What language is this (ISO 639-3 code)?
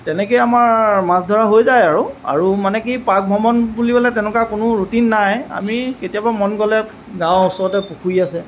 asm